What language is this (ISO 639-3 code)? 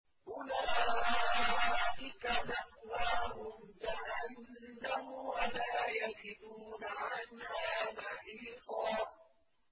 ara